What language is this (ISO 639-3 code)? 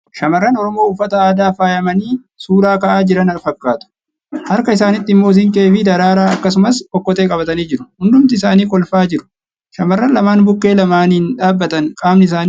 orm